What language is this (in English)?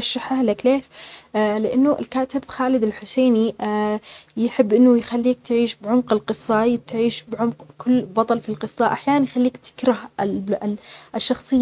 Omani Arabic